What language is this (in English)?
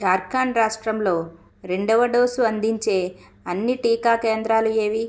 Telugu